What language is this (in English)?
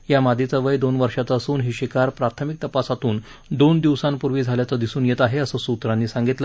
Marathi